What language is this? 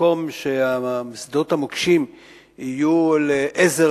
Hebrew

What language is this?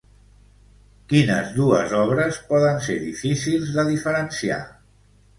Catalan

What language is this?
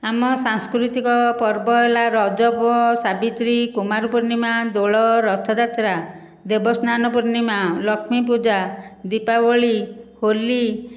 Odia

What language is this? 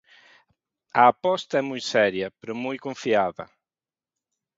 Galician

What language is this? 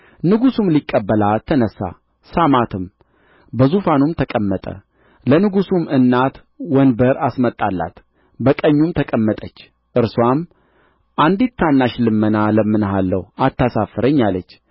Amharic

